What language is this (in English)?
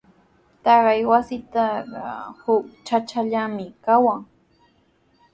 Sihuas Ancash Quechua